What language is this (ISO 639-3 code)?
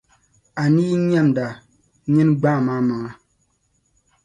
dag